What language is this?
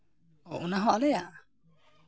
Santali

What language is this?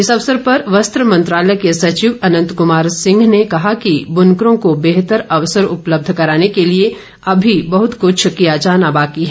Hindi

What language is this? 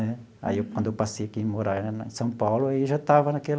Portuguese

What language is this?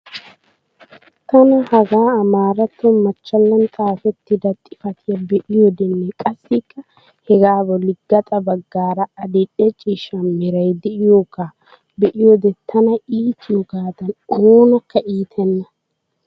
Wolaytta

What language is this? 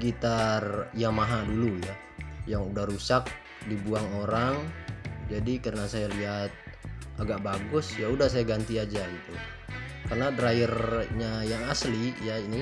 Indonesian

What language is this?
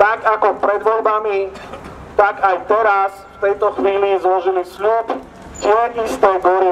Romanian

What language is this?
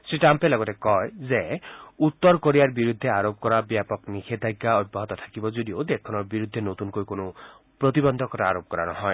Assamese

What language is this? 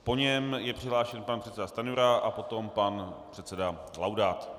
Czech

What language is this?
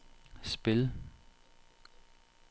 Danish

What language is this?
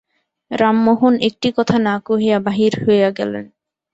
Bangla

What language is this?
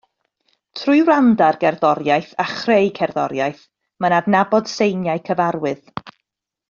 Welsh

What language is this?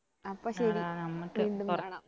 Malayalam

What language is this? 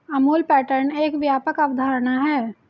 Hindi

